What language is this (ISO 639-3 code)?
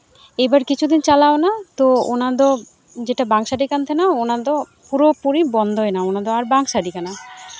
sat